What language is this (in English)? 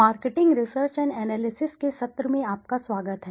Hindi